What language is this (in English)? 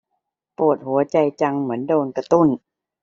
Thai